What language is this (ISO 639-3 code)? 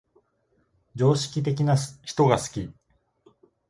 jpn